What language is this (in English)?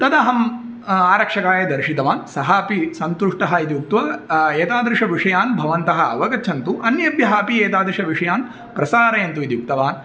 Sanskrit